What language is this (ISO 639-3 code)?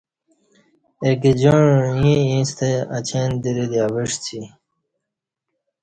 bsh